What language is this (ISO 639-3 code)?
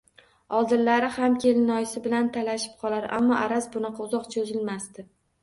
uzb